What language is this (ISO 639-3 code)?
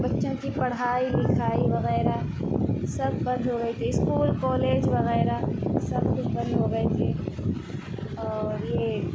urd